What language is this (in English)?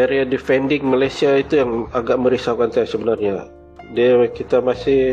Malay